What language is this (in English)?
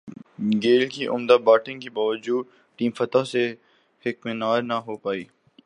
Urdu